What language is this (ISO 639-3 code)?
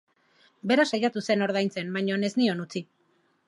eus